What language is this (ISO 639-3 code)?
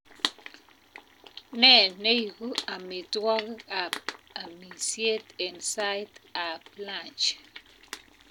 kln